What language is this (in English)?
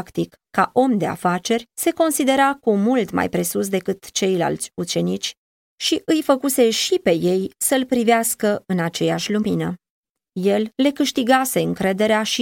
Romanian